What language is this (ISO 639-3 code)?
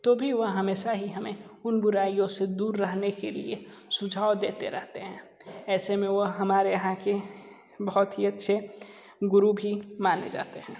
hin